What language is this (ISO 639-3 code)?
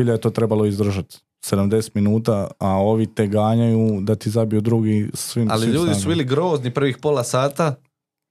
hrv